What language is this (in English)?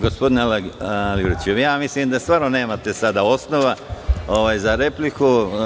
Serbian